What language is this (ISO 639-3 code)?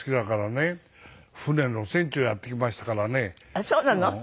jpn